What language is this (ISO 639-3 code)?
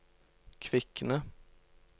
nor